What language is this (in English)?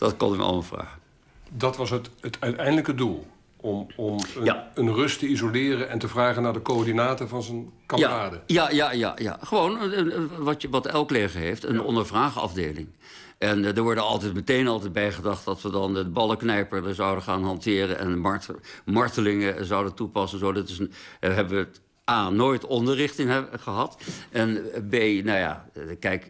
Dutch